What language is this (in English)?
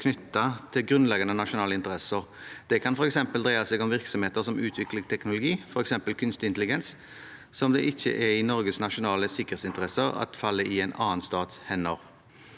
Norwegian